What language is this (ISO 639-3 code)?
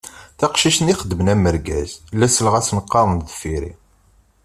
kab